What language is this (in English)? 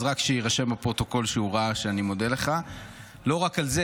Hebrew